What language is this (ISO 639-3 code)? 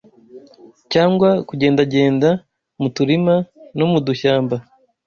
kin